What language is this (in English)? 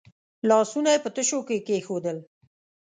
Pashto